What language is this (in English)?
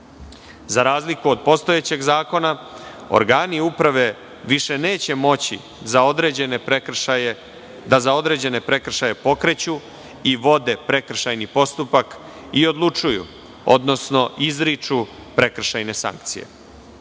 Serbian